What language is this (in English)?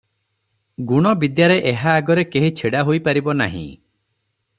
Odia